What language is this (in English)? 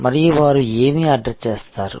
Telugu